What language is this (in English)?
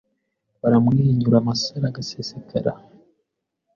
Kinyarwanda